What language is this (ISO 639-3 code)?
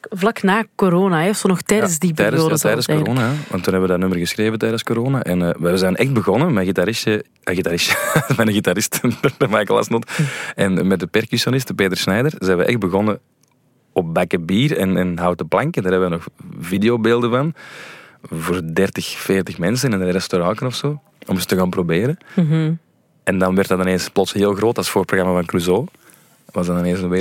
nld